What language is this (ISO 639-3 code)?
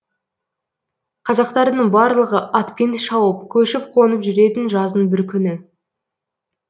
kaz